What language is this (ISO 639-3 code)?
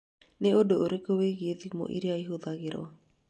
kik